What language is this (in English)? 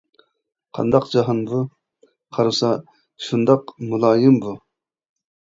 Uyghur